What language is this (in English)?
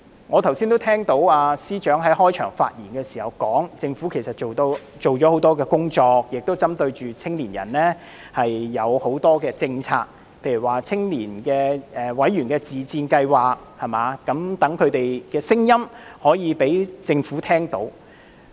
Cantonese